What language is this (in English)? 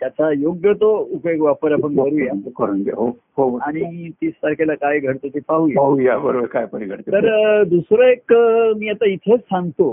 Marathi